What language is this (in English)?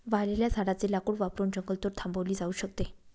Marathi